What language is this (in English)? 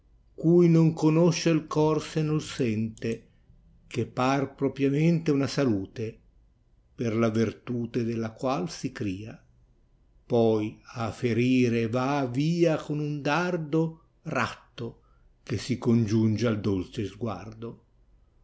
Italian